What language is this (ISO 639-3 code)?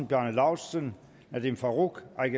dan